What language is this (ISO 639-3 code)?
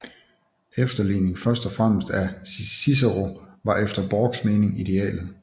dan